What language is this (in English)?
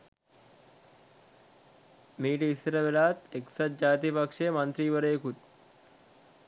Sinhala